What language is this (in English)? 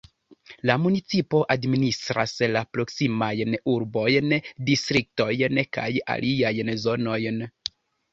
Esperanto